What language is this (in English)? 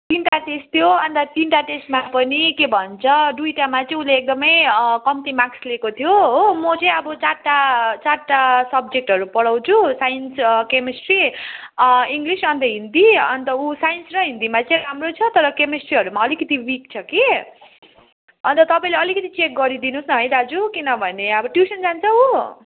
Nepali